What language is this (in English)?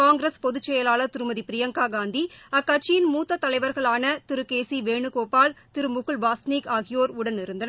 Tamil